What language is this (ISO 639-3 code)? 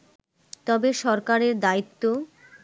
ben